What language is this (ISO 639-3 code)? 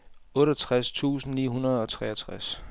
dan